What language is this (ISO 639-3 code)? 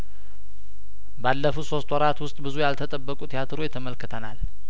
amh